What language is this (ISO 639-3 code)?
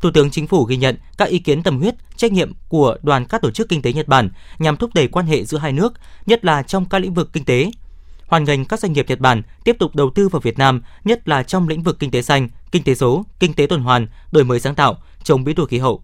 vie